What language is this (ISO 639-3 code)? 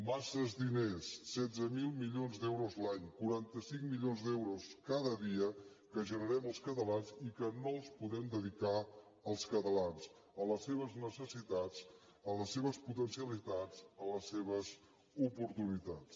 cat